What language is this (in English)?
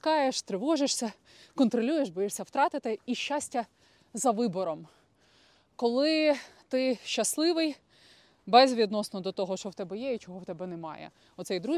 Ukrainian